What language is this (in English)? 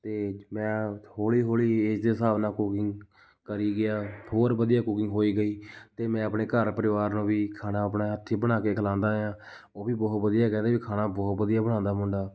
Punjabi